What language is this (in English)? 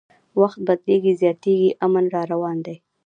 Pashto